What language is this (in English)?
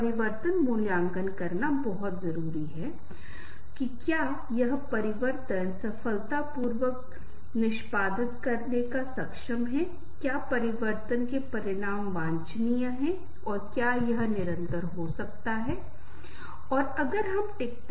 Hindi